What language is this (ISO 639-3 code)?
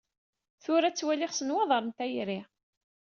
kab